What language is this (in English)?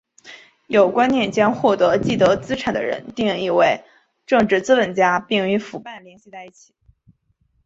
Chinese